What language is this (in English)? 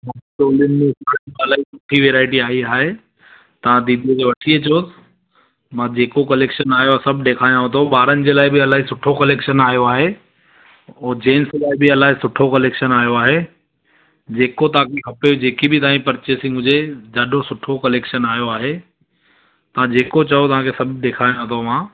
Sindhi